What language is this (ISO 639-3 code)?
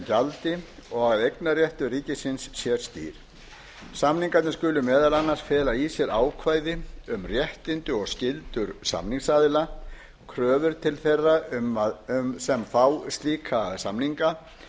isl